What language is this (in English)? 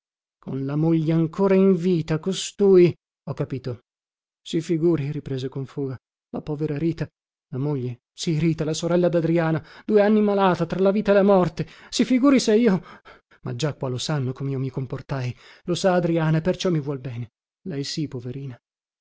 Italian